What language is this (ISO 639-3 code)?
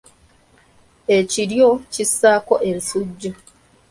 lug